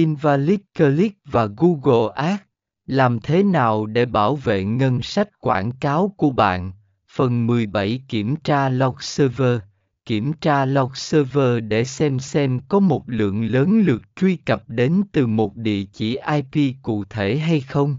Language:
Vietnamese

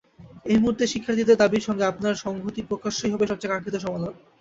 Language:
Bangla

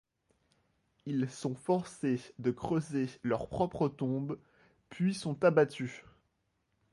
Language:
French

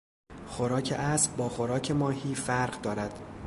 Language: Persian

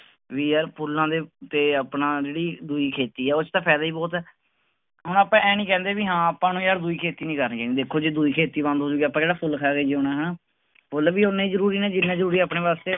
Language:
Punjabi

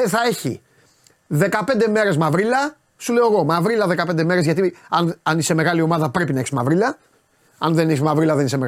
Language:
Greek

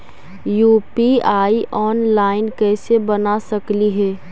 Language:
Magahi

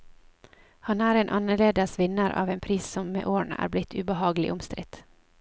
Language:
Norwegian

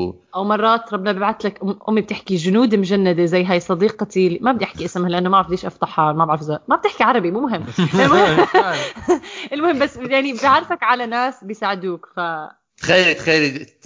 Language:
Arabic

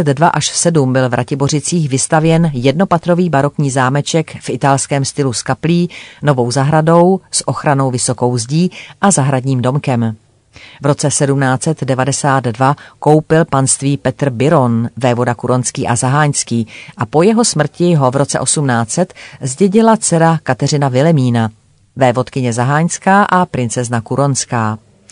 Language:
Czech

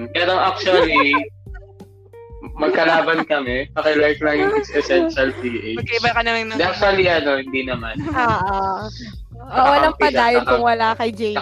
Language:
Filipino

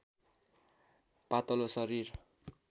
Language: Nepali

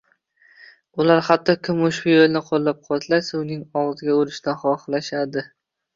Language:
Uzbek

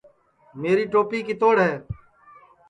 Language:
Sansi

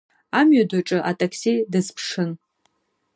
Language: Abkhazian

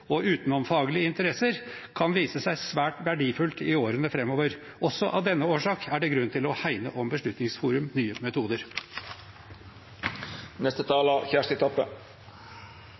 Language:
Norwegian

